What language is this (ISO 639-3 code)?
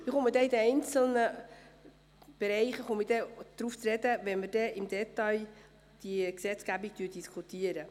gsw